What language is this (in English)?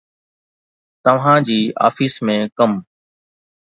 Sindhi